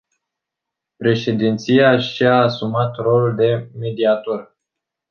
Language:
Romanian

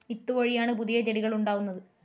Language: Malayalam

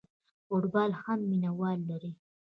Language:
Pashto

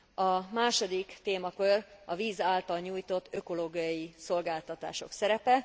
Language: Hungarian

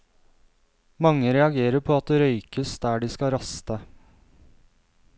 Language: Norwegian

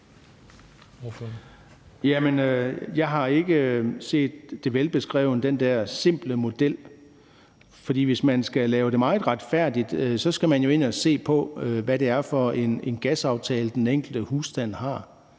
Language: Danish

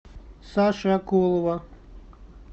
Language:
Russian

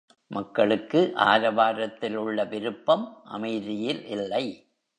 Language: Tamil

